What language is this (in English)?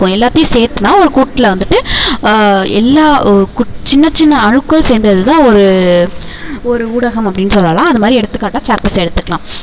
Tamil